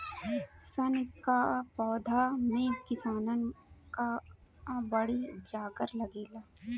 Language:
Bhojpuri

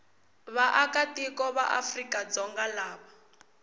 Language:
Tsonga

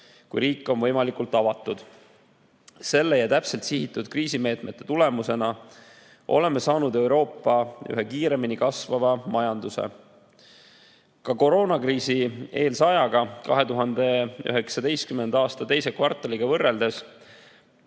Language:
Estonian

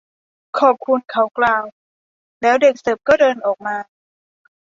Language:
Thai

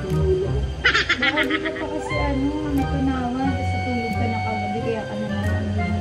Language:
Filipino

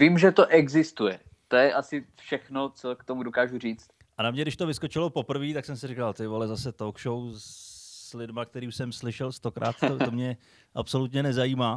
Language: Czech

